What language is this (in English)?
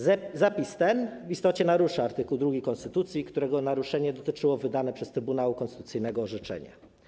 Polish